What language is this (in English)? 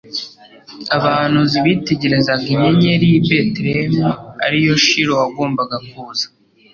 Kinyarwanda